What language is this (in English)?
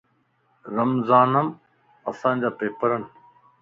Lasi